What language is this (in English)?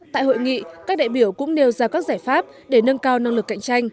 Vietnamese